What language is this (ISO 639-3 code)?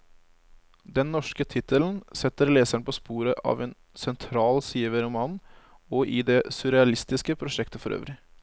nor